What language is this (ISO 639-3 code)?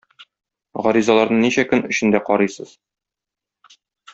tat